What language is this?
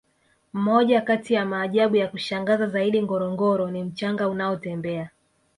Swahili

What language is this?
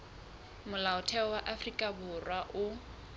Southern Sotho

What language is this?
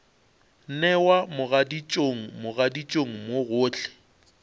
Northern Sotho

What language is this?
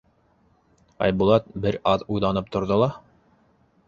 Bashkir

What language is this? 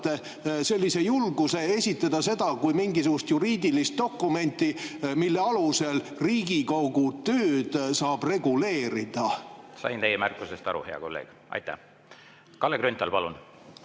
Estonian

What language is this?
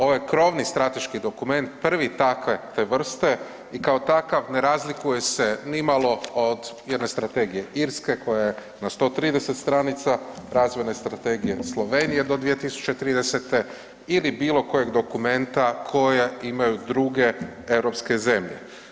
Croatian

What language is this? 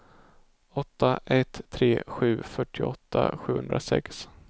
Swedish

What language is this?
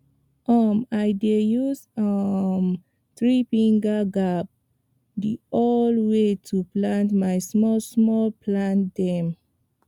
Nigerian Pidgin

